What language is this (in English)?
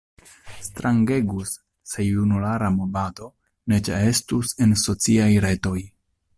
Esperanto